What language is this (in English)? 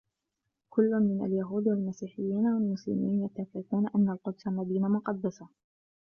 Arabic